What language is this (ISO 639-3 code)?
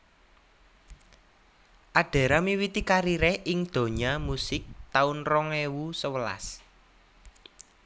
jav